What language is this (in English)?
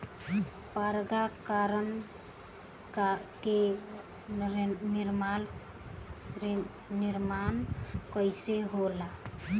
Bhojpuri